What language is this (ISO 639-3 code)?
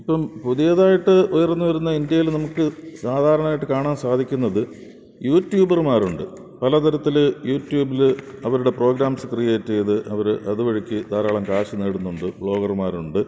mal